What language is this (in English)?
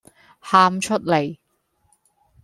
Cantonese